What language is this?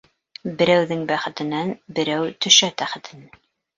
Bashkir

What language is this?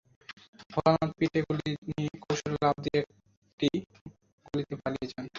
Bangla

